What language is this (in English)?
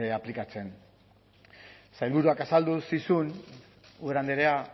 Basque